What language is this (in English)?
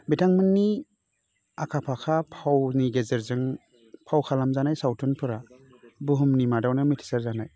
Bodo